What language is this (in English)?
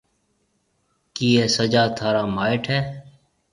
Marwari (Pakistan)